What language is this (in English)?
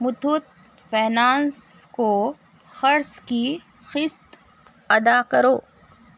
Urdu